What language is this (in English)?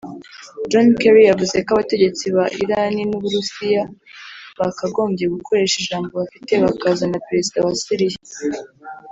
Kinyarwanda